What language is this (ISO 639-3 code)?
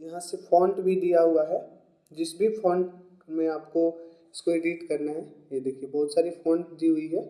hin